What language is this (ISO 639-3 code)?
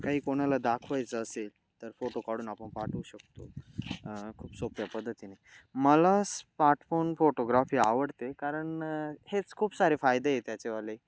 mar